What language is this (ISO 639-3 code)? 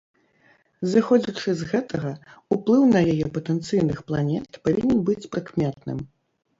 bel